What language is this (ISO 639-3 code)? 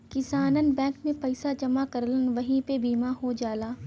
bho